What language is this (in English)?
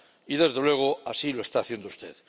Spanish